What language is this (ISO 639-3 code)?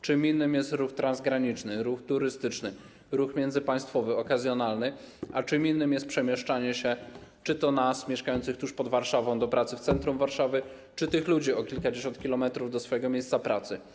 pol